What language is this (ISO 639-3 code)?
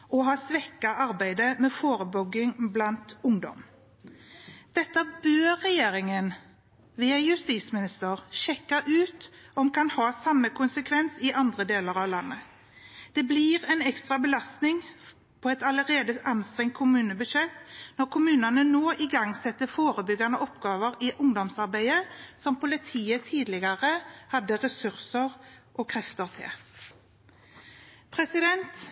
nob